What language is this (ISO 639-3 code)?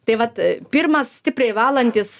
lit